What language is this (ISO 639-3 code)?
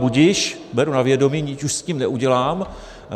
ces